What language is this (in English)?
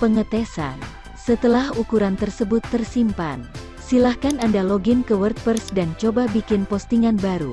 Indonesian